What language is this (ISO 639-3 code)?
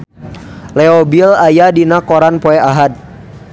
sun